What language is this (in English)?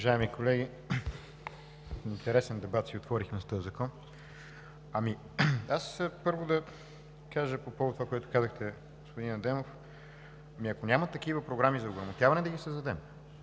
Bulgarian